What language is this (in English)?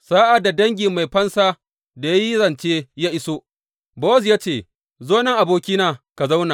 Hausa